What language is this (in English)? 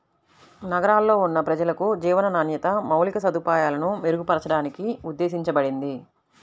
Telugu